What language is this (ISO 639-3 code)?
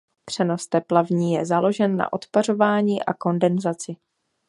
ces